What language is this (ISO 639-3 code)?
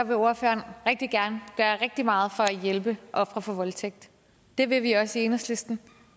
dan